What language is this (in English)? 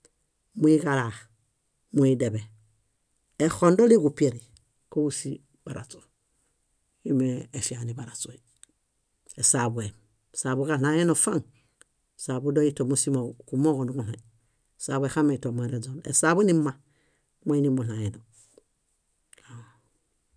Bayot